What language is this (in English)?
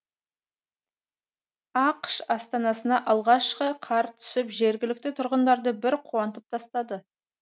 Kazakh